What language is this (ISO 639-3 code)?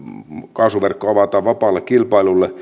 fin